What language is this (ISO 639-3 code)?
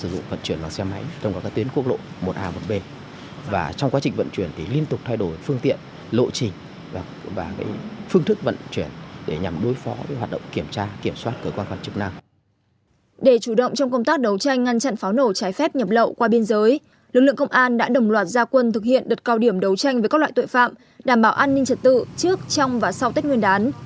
vie